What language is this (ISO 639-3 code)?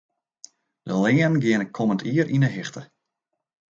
fry